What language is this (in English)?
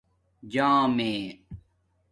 Domaaki